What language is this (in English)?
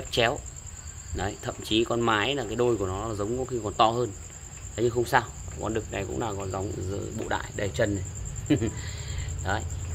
Vietnamese